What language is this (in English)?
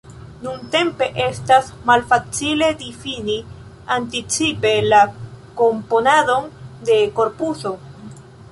Esperanto